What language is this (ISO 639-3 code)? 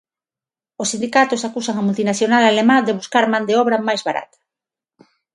glg